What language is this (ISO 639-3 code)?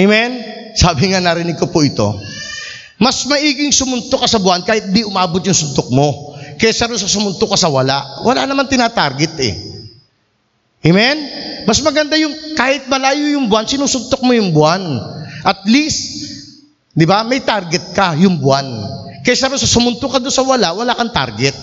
fil